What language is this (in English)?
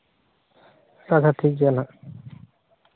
Santali